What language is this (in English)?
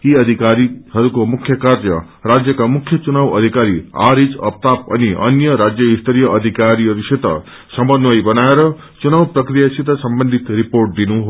Nepali